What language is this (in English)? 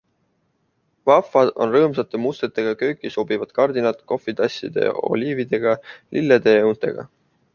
Estonian